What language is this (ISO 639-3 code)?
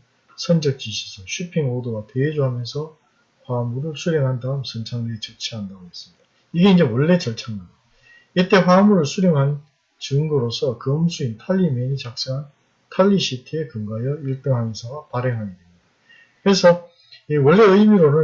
kor